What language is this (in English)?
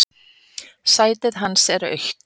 Icelandic